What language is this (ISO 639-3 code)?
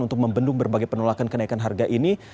ind